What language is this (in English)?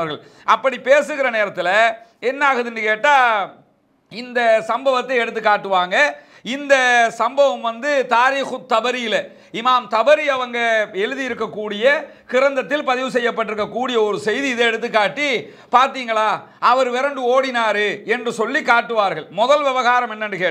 Arabic